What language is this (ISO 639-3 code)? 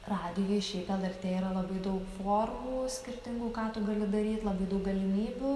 lit